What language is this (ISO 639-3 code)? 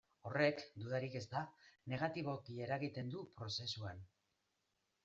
eus